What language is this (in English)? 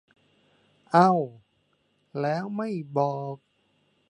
Thai